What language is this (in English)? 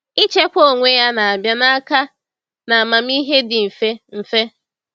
Igbo